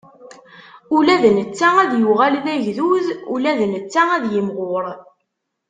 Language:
Kabyle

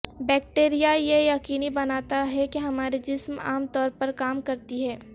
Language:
Urdu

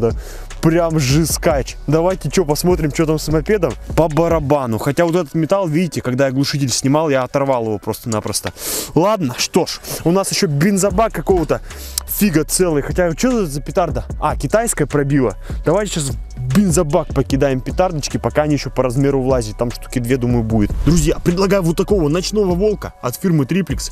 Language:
Russian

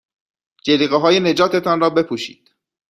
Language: Persian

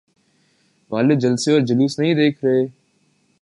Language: Urdu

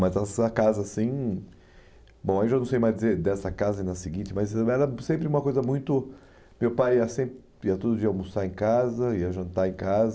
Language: Portuguese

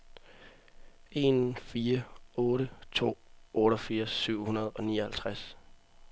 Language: Danish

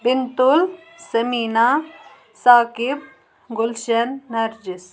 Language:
Kashmiri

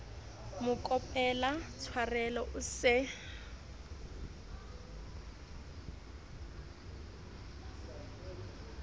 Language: Southern Sotho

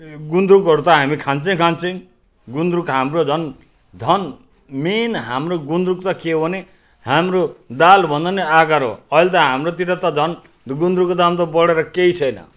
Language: Nepali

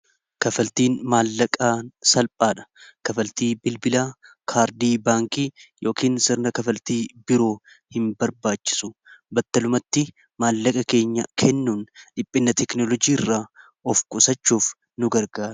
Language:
Oromo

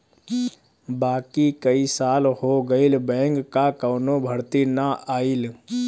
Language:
Bhojpuri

